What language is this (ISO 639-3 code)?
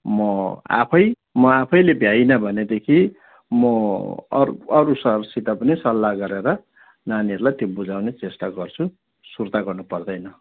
nep